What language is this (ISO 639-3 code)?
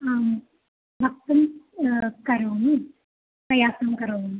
san